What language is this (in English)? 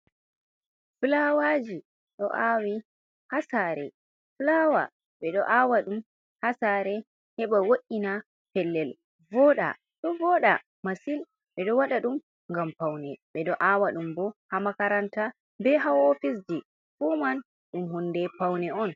Fula